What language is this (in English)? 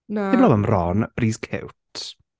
Welsh